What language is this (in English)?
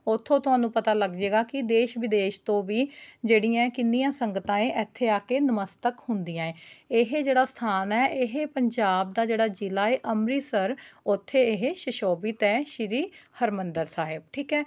Punjabi